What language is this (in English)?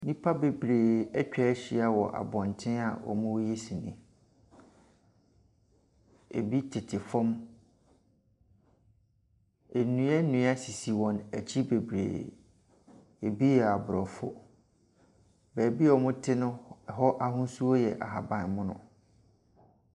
Akan